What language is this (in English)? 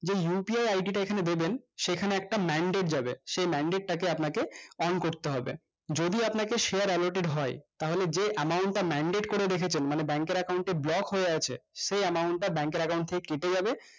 Bangla